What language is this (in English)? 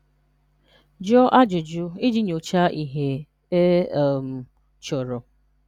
Igbo